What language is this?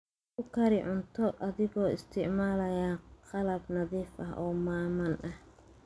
Somali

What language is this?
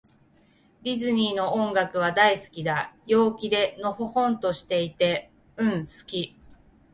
Japanese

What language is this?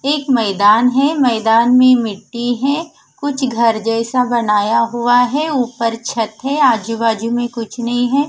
Hindi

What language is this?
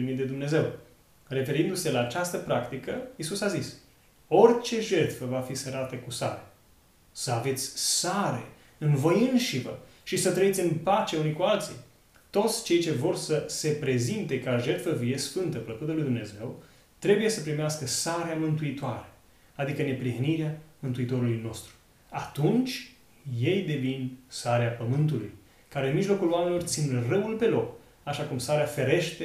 Romanian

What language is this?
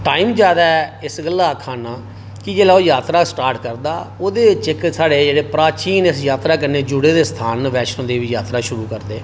Dogri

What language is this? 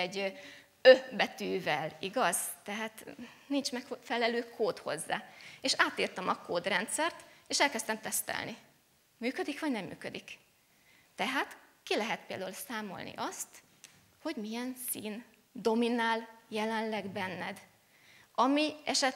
Hungarian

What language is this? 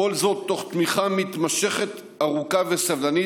Hebrew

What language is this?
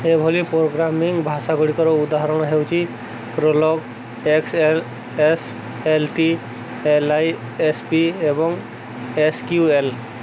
Odia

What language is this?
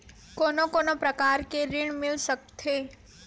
Chhattisgarhi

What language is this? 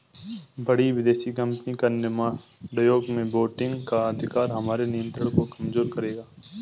Hindi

